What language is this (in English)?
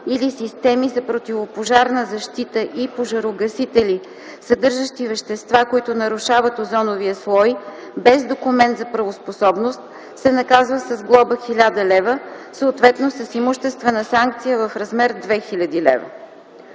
Bulgarian